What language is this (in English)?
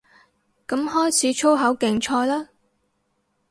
Cantonese